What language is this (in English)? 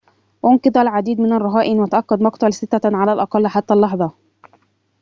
Arabic